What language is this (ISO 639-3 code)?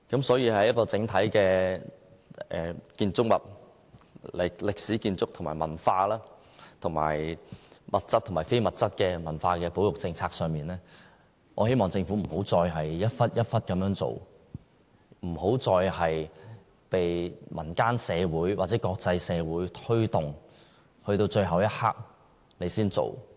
yue